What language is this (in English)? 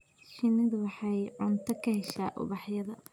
Somali